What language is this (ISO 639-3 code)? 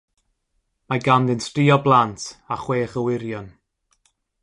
cym